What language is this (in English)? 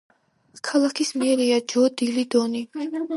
Georgian